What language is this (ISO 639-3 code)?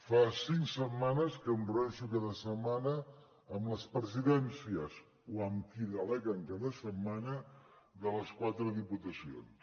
cat